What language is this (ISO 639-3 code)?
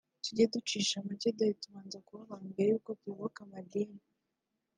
kin